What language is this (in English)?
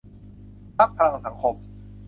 Thai